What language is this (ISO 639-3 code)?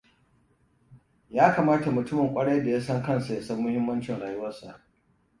hau